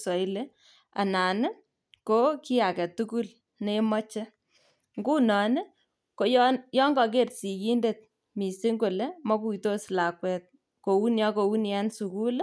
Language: Kalenjin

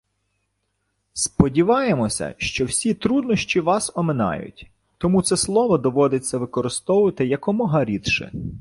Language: Ukrainian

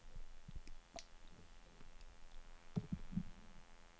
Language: Swedish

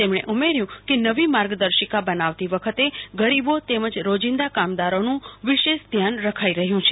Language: Gujarati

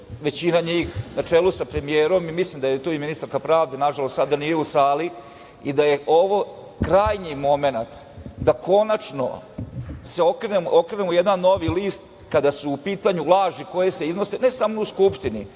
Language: Serbian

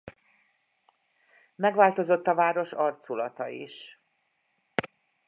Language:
Hungarian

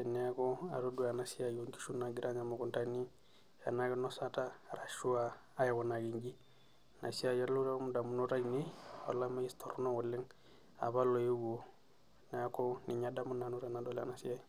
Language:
Masai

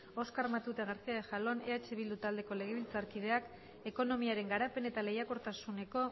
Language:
Basque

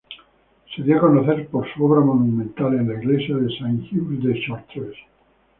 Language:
Spanish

